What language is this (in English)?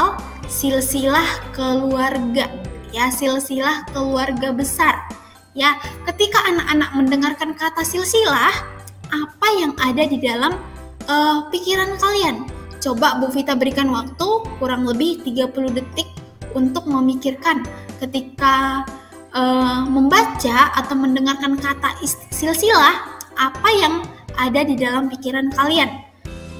Indonesian